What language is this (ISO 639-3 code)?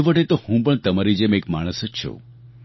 guj